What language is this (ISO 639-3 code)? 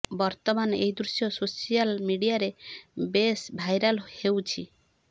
ori